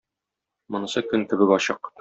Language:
Tatar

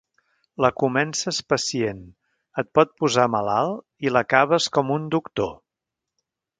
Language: Catalan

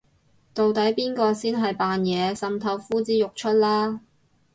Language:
Cantonese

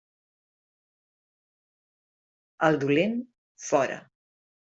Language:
Catalan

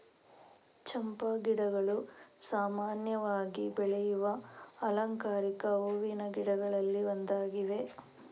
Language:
Kannada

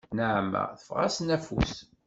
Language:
Kabyle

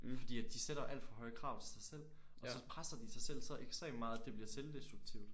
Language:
Danish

